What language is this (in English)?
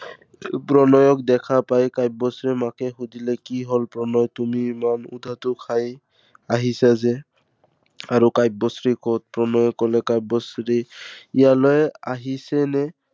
Assamese